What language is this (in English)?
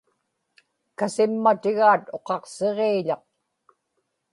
Inupiaq